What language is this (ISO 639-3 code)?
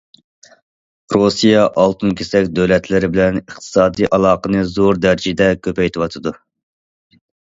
uig